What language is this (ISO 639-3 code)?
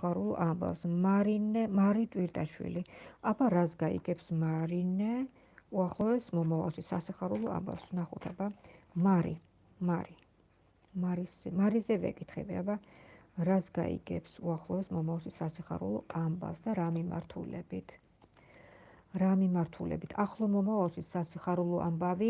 kat